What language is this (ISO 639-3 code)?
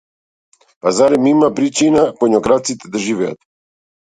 mkd